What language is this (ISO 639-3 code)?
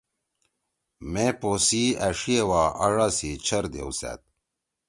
trw